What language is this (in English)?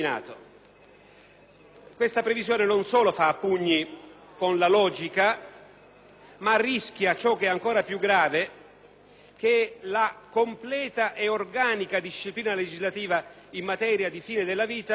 Italian